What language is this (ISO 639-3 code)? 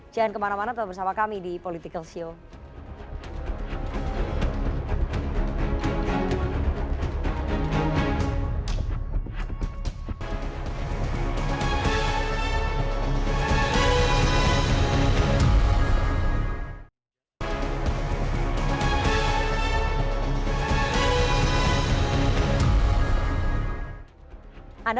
ind